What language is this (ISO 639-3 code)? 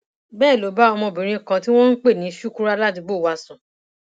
yor